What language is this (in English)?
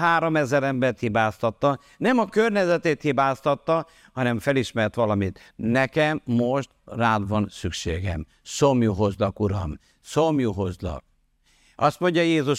Hungarian